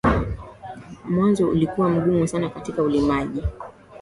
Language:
Swahili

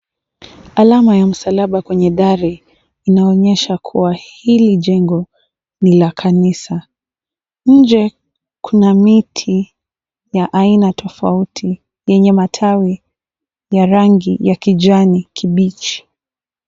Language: Swahili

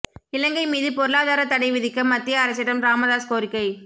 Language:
Tamil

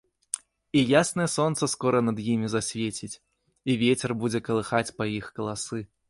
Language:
Belarusian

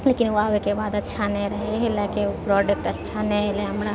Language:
Maithili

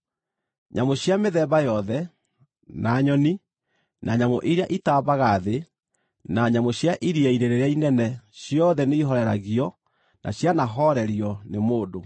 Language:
Kikuyu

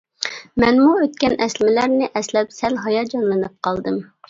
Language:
Uyghur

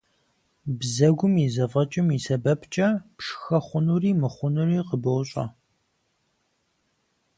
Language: Kabardian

